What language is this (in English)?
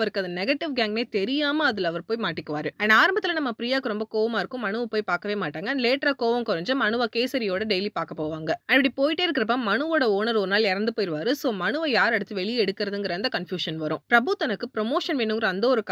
Tamil